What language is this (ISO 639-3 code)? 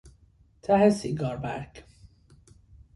fas